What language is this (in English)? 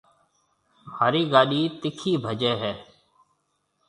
Marwari (Pakistan)